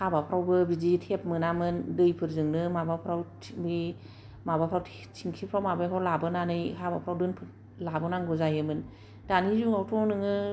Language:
Bodo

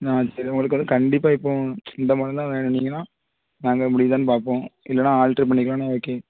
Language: Tamil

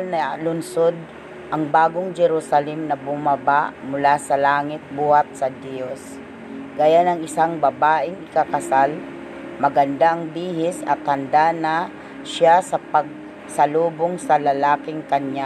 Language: Filipino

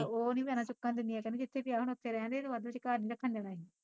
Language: Punjabi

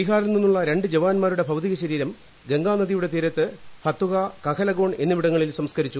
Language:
Malayalam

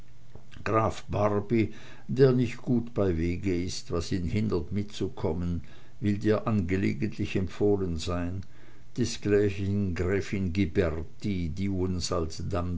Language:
German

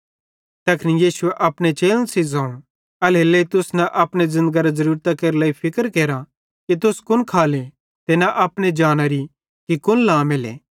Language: Bhadrawahi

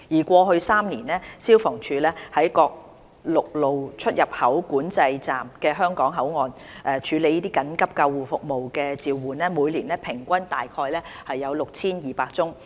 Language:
Cantonese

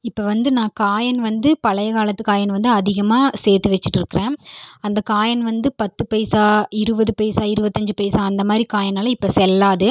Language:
Tamil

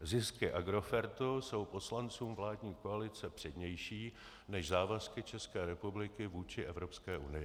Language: Czech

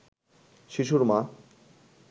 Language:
Bangla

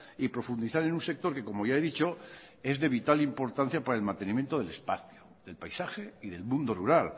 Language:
Spanish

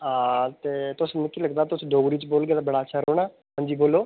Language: Dogri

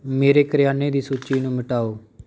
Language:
Punjabi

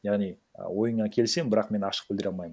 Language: Kazakh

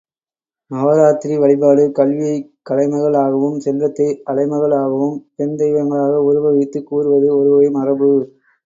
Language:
Tamil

